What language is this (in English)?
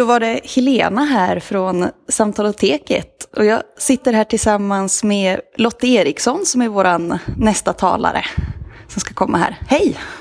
Swedish